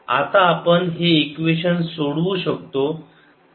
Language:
Marathi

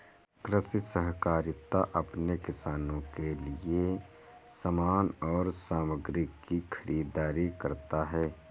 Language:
Hindi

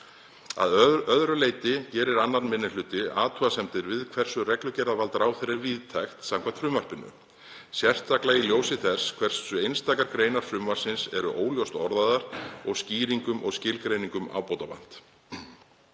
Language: Icelandic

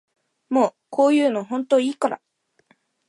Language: Japanese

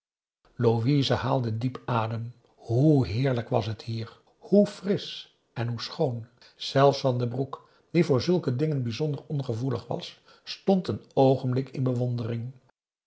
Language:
Dutch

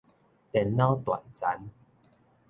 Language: Min Nan Chinese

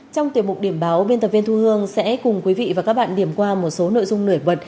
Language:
Vietnamese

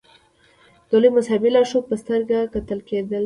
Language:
Pashto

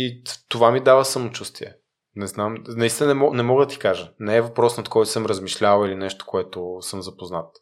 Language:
Bulgarian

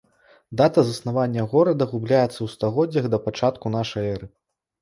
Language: Belarusian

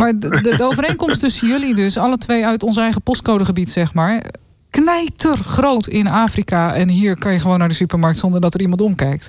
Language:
Dutch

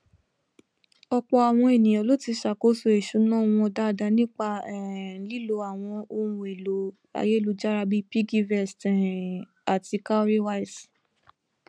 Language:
Yoruba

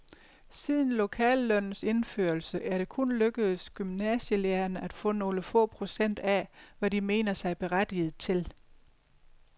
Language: Danish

